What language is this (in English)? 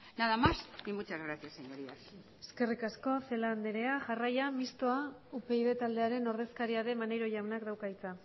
Basque